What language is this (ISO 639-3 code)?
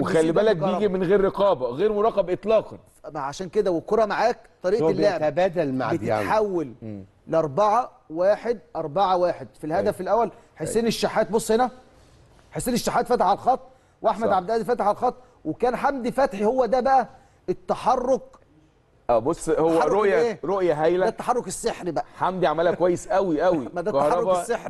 ara